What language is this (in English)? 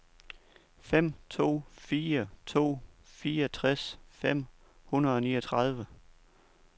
Danish